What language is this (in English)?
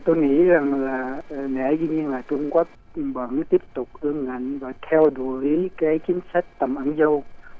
Vietnamese